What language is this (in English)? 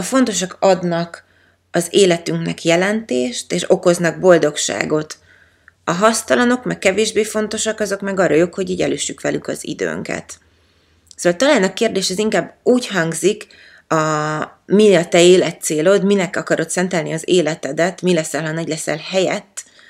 Hungarian